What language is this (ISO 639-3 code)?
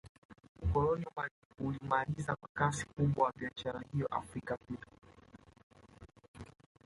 swa